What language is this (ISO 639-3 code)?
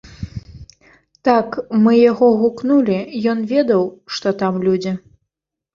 bel